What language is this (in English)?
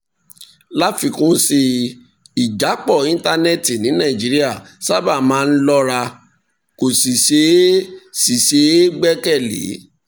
Yoruba